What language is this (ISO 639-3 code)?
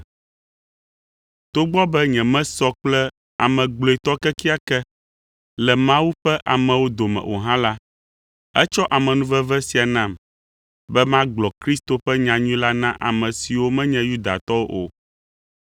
ewe